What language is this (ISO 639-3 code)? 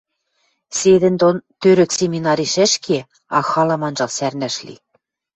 mrj